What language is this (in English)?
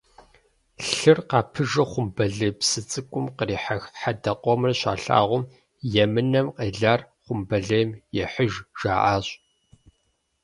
Kabardian